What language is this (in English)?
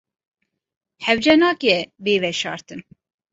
Kurdish